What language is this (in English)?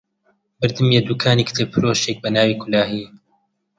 Central Kurdish